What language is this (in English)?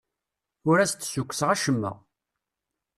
Kabyle